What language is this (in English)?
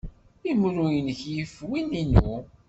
Kabyle